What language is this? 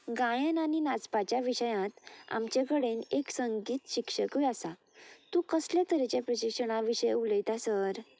Konkani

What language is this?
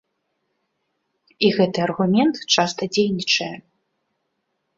Belarusian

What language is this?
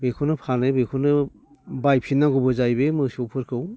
Bodo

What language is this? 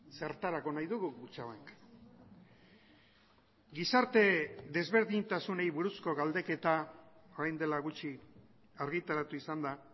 Basque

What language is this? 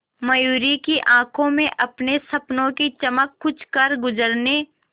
Hindi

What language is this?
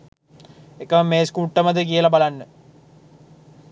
Sinhala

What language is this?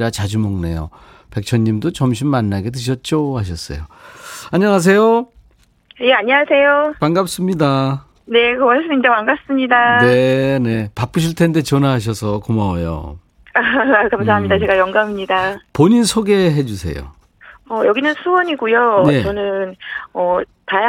Korean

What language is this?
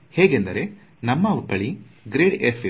Kannada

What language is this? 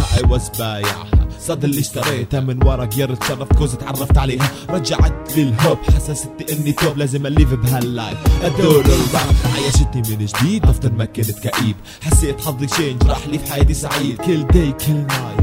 Arabic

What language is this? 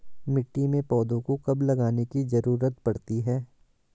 Hindi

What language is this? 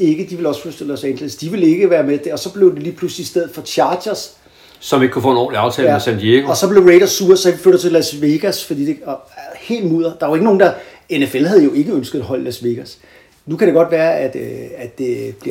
Danish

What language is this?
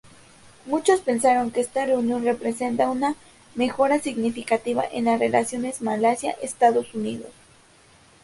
Spanish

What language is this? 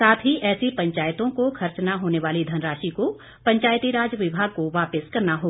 Hindi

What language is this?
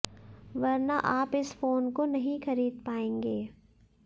Hindi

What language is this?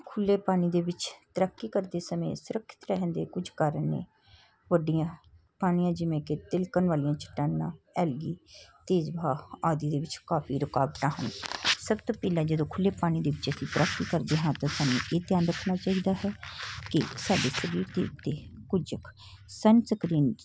Punjabi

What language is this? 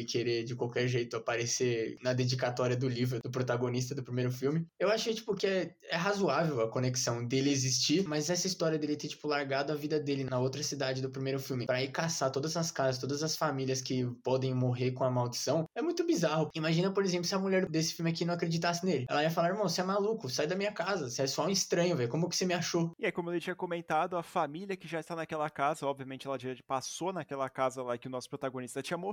Portuguese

